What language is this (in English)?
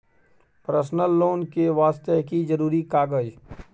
Maithili